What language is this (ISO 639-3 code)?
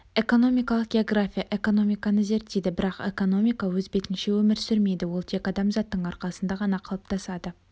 kaz